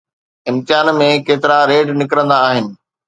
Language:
Sindhi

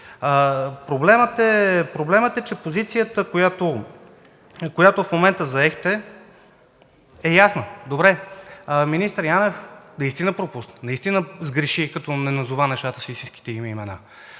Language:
Bulgarian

